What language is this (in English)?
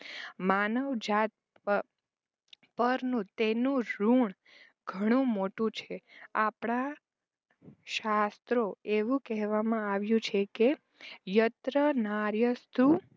Gujarati